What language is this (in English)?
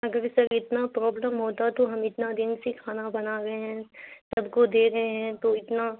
Urdu